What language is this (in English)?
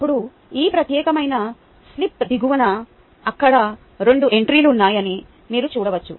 Telugu